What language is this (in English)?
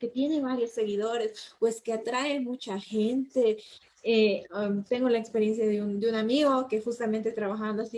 Spanish